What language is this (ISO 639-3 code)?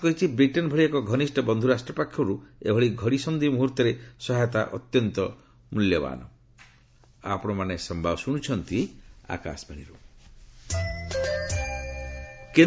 ori